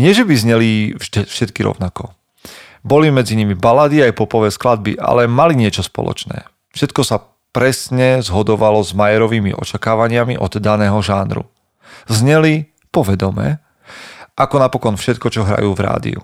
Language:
Slovak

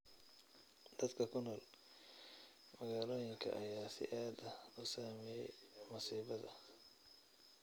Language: Somali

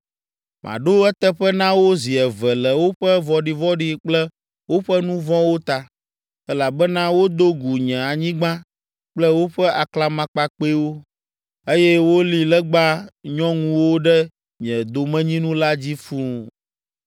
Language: Ewe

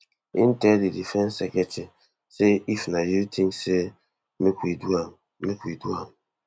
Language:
Nigerian Pidgin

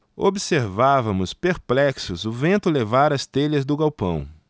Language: Portuguese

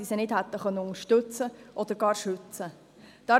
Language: Swiss German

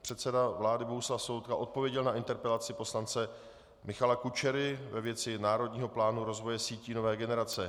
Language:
Czech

